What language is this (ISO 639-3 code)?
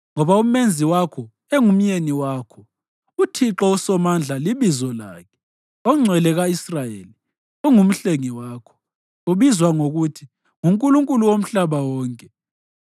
nde